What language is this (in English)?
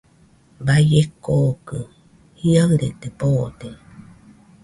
Nüpode Huitoto